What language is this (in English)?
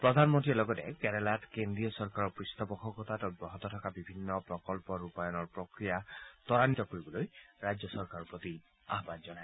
Assamese